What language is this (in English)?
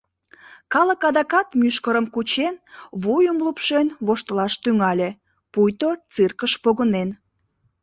Mari